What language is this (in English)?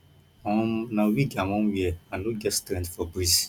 Nigerian Pidgin